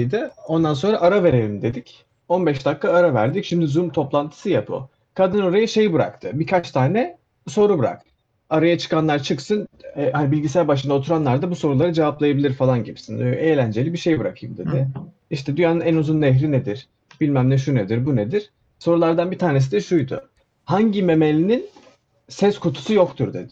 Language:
Turkish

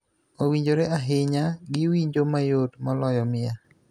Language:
Luo (Kenya and Tanzania)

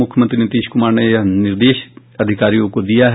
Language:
Hindi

